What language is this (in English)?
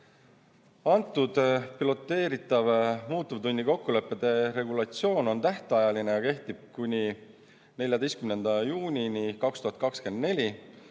Estonian